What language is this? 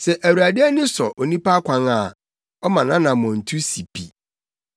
Akan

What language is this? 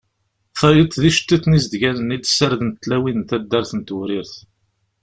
Kabyle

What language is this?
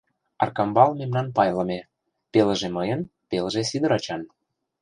Mari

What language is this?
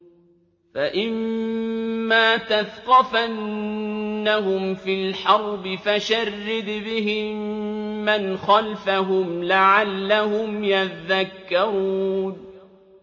Arabic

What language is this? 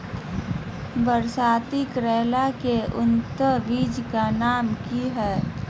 Magahi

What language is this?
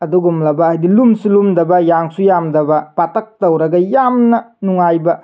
Manipuri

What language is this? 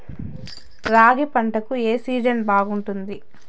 Telugu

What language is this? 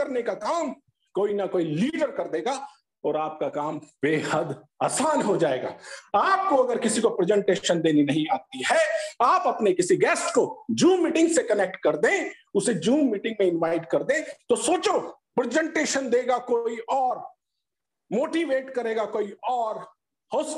Hindi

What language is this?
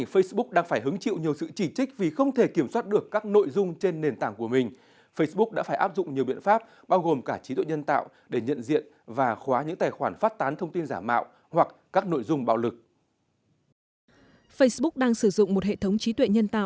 Vietnamese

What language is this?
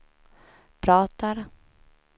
Swedish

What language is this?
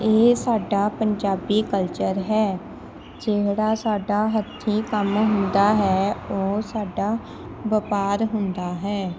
Punjabi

